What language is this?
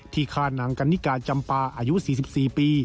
Thai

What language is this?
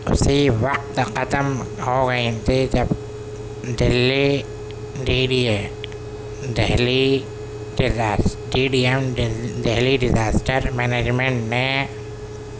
Urdu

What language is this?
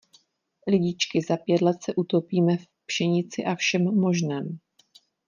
Czech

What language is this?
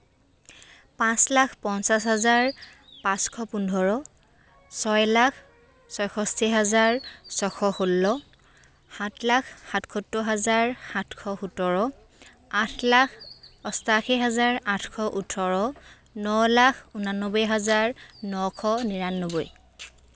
Assamese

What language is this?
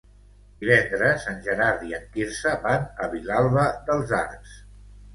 Catalan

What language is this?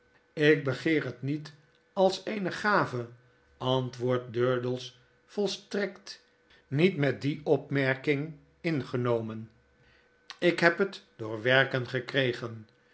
Dutch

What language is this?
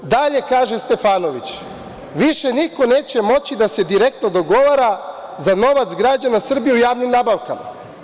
Serbian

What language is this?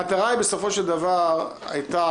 Hebrew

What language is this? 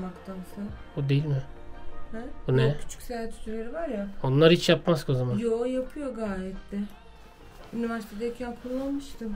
Turkish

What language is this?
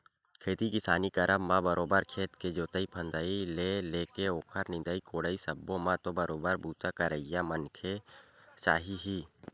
Chhattisgarhi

